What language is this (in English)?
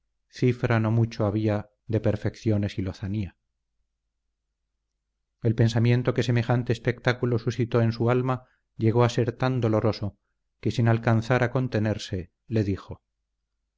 Spanish